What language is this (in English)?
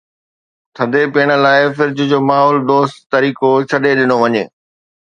Sindhi